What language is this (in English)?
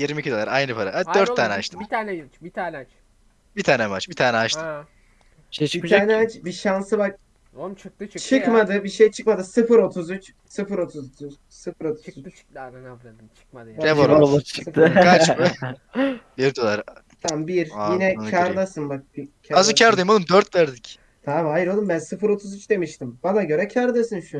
Turkish